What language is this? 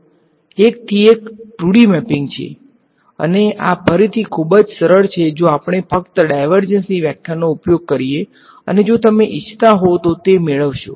Gujarati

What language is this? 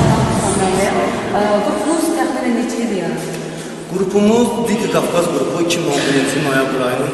Turkish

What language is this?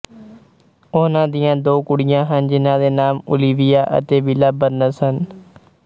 Punjabi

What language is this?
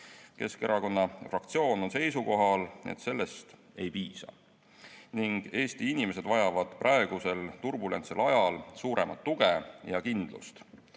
Estonian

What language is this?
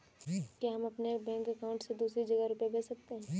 Hindi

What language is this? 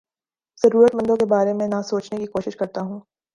Urdu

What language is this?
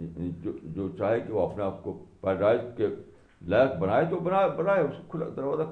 Urdu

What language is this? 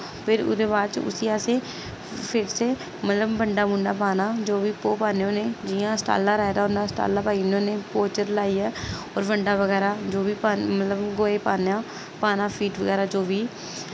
Dogri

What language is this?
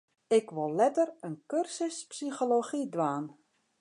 Western Frisian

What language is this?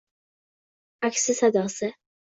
Uzbek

